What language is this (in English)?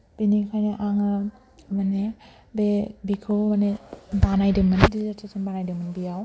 Bodo